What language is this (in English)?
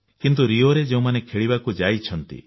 Odia